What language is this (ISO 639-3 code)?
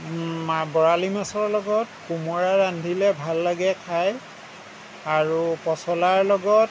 asm